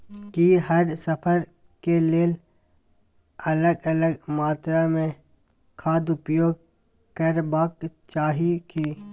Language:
Maithili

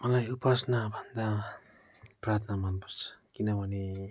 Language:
Nepali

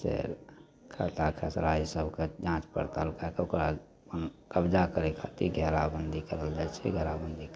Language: Maithili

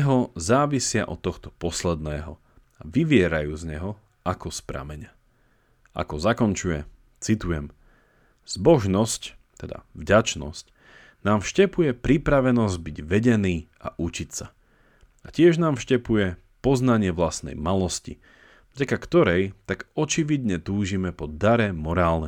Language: Slovak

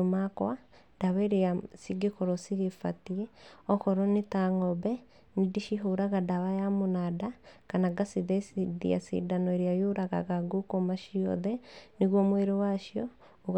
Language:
Kikuyu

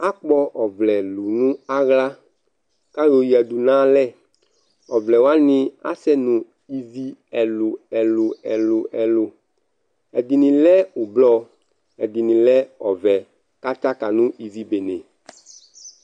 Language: Ikposo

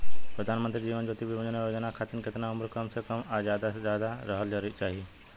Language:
Bhojpuri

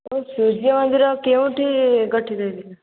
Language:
Odia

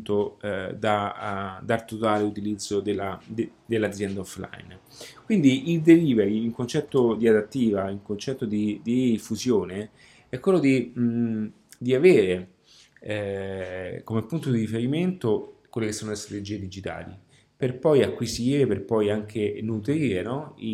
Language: Italian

